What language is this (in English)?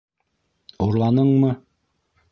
Bashkir